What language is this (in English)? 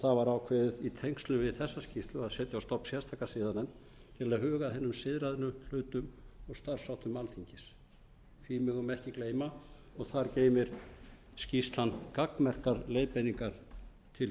Icelandic